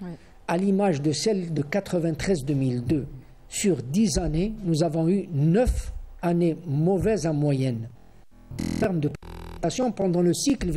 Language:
French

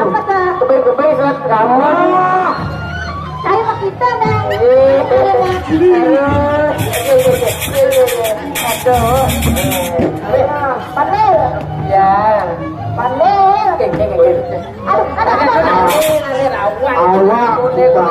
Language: Indonesian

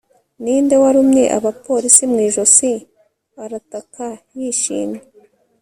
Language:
Kinyarwanda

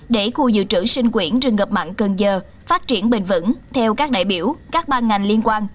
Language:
Vietnamese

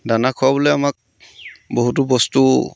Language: Assamese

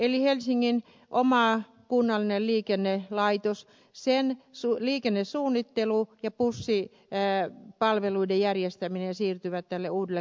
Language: Finnish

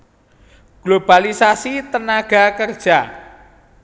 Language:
Javanese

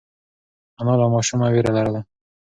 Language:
Pashto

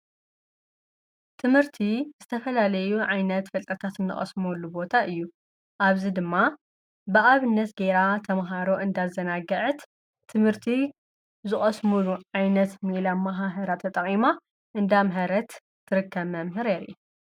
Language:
Tigrinya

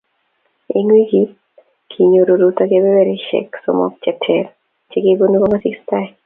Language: Kalenjin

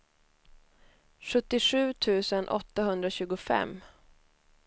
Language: Swedish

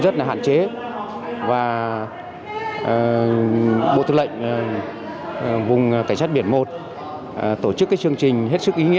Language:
Vietnamese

